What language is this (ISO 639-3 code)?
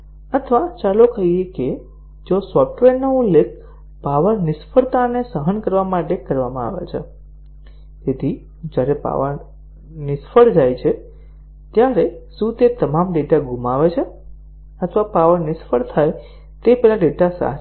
guj